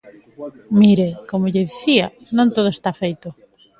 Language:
Galician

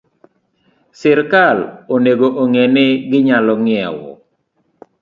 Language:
Luo (Kenya and Tanzania)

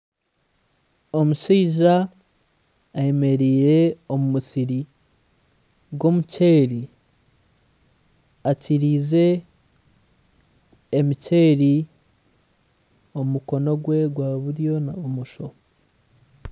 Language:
Nyankole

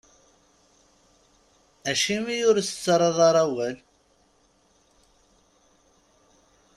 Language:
Kabyle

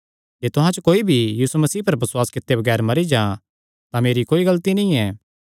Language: Kangri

